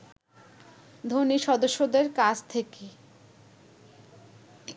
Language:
Bangla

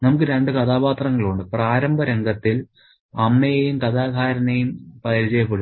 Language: Malayalam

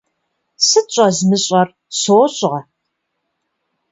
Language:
Kabardian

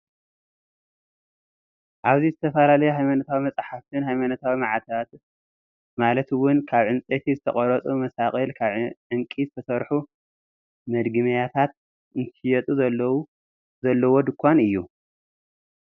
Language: Tigrinya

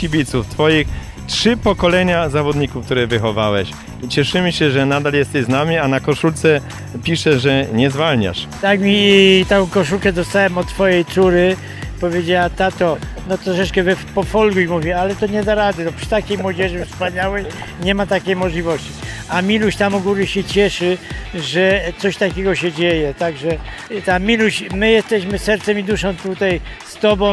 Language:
Polish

